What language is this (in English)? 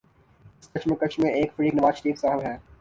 Urdu